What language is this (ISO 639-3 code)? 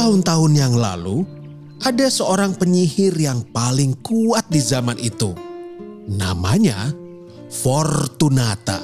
ind